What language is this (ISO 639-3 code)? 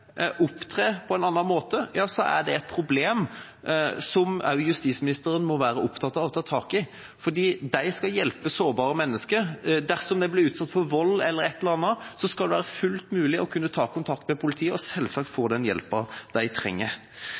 nob